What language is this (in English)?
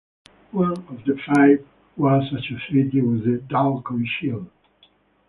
English